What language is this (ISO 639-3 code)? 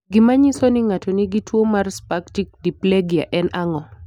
luo